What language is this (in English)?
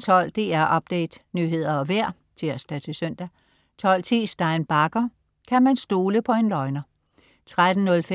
Danish